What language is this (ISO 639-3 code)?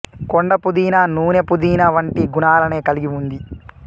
tel